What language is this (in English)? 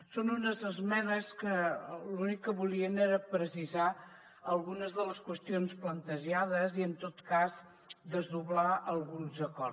Catalan